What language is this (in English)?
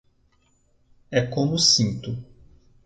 Portuguese